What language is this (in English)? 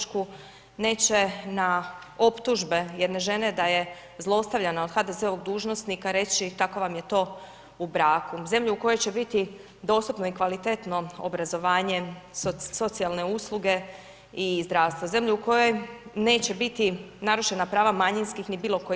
Croatian